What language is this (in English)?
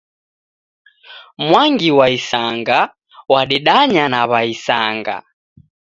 Taita